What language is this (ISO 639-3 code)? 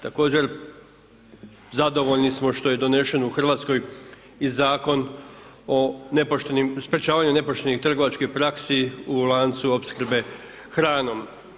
hrv